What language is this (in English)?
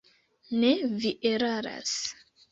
Esperanto